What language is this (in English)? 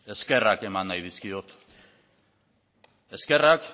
Basque